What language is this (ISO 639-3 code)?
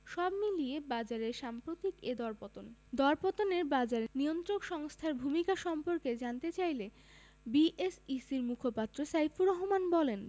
ben